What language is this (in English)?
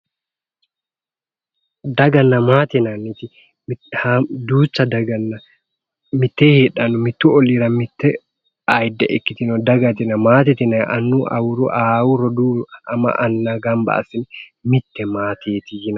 Sidamo